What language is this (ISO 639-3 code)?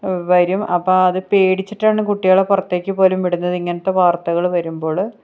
mal